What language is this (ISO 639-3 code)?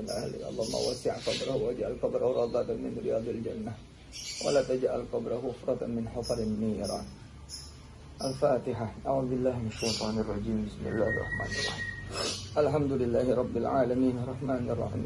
ind